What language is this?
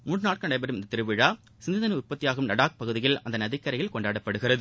Tamil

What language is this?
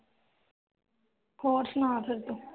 Punjabi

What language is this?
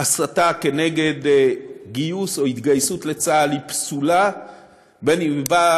Hebrew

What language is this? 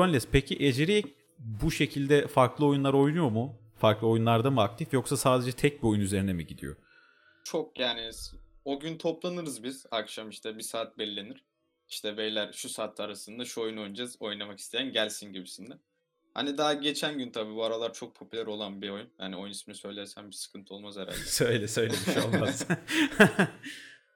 Turkish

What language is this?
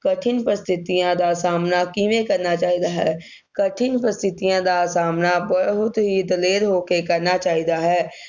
Punjabi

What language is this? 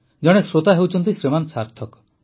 Odia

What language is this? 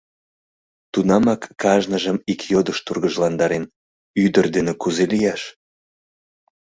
Mari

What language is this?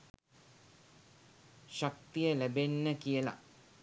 Sinhala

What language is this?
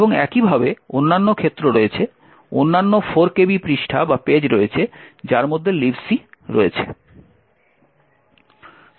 Bangla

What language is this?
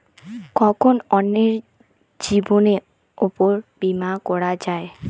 Bangla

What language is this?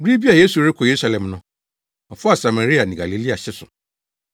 Akan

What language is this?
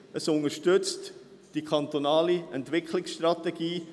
Swiss German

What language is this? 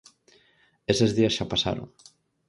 Galician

